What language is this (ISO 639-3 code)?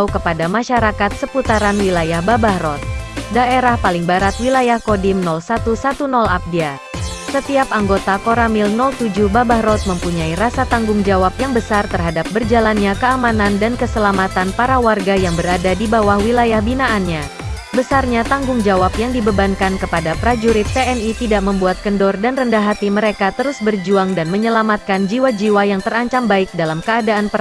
ind